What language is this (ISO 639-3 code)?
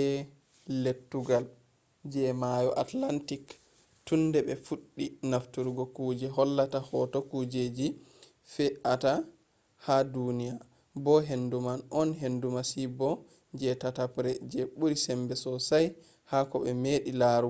ful